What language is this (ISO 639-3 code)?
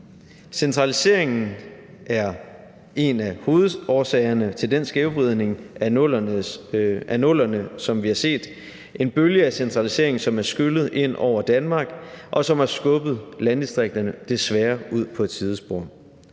dan